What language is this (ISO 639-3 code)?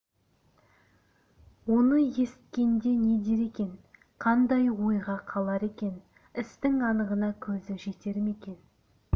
kaz